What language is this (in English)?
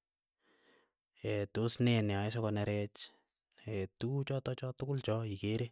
Keiyo